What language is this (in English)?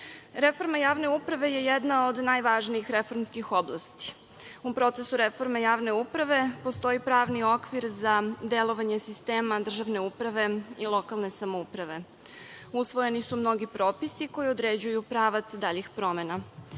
Serbian